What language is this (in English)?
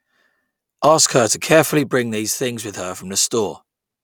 English